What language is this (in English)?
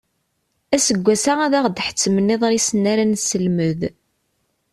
Kabyle